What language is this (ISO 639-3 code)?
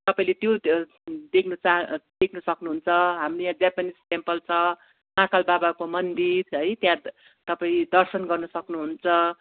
nep